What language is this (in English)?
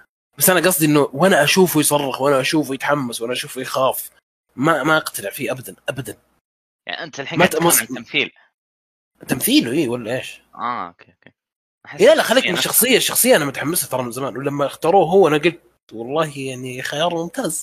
Arabic